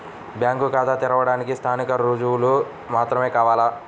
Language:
Telugu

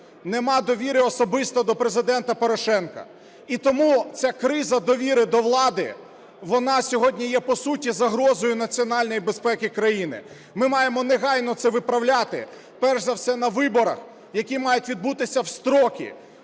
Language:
Ukrainian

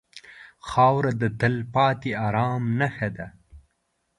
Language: Pashto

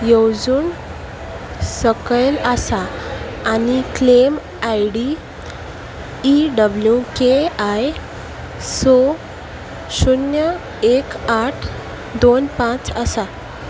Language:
Konkani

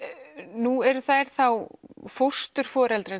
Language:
Icelandic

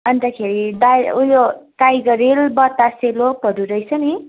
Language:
Nepali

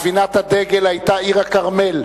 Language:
Hebrew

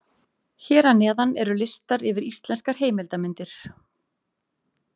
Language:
Icelandic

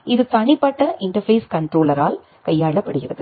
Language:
Tamil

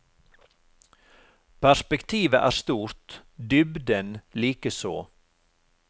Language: Norwegian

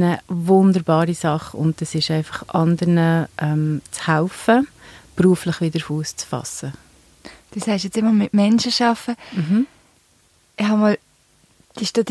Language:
German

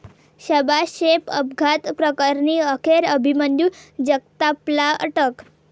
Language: Marathi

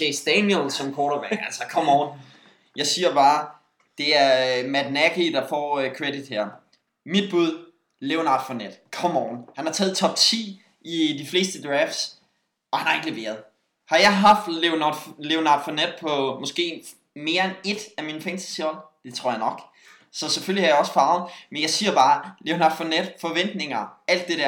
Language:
Danish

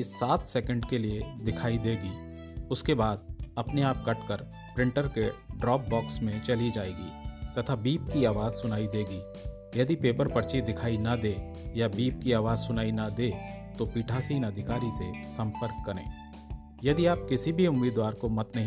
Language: Hindi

